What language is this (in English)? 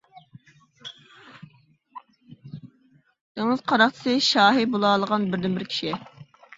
Uyghur